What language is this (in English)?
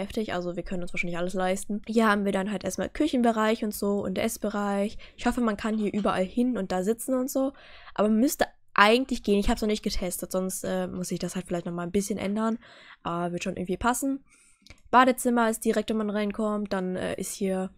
German